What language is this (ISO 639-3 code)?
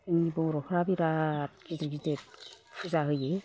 brx